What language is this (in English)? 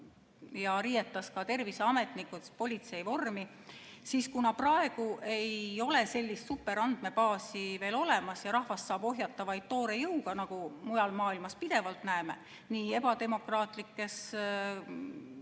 Estonian